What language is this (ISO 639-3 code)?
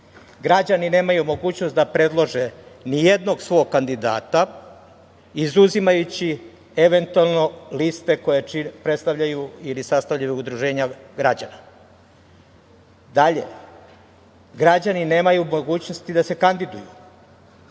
srp